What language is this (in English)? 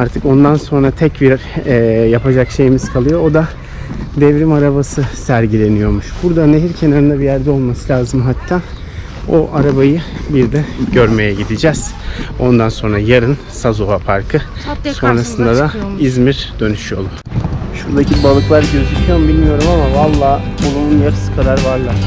Turkish